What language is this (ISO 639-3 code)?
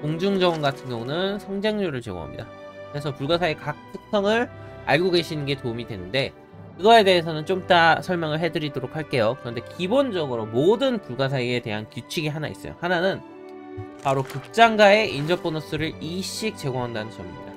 kor